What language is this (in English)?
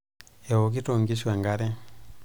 Masai